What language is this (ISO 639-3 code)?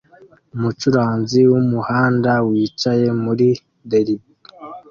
kin